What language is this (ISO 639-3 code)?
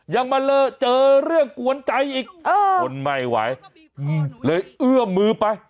tha